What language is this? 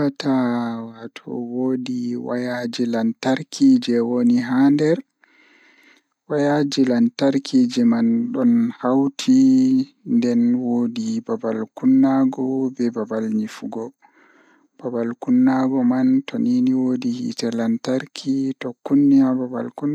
Fula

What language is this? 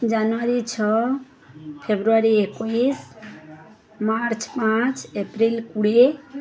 Odia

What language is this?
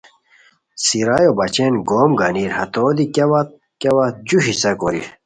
Khowar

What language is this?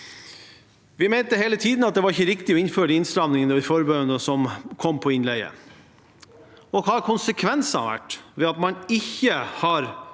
Norwegian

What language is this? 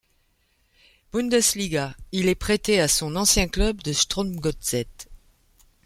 French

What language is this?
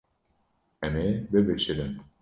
Kurdish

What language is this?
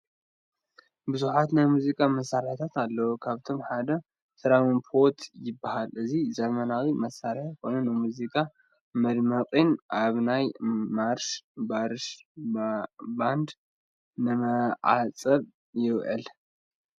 Tigrinya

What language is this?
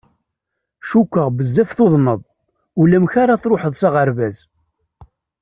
Kabyle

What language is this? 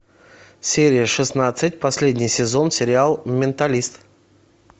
Russian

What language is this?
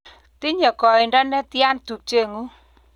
Kalenjin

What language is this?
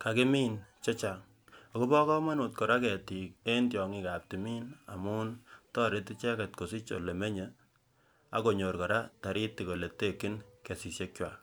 Kalenjin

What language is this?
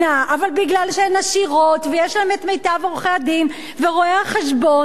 Hebrew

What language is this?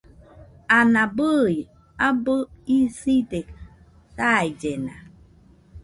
Nüpode Huitoto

